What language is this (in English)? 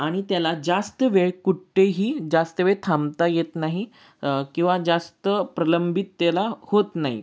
Marathi